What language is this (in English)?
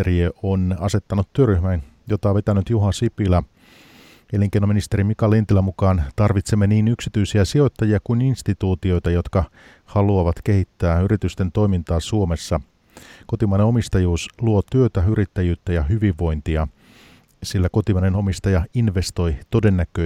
Finnish